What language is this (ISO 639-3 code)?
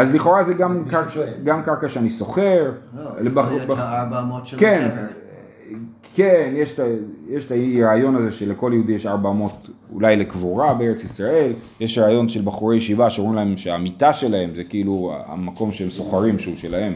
heb